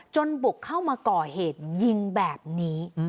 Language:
Thai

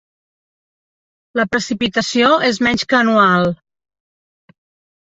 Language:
Catalan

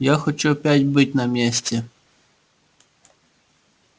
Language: Russian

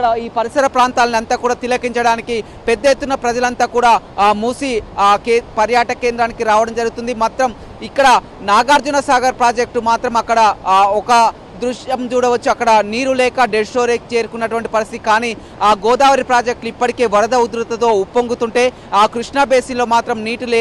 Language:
Hindi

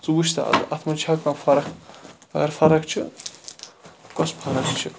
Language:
Kashmiri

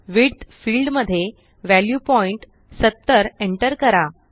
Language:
Marathi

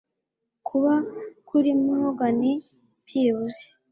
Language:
Kinyarwanda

